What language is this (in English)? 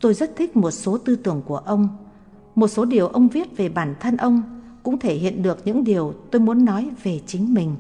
Vietnamese